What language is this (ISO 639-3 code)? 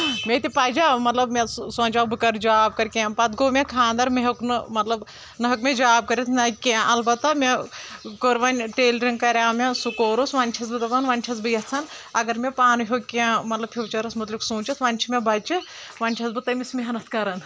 kas